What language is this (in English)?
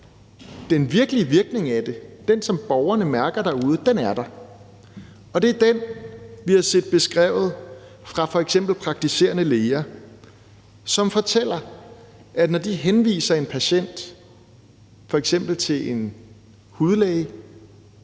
Danish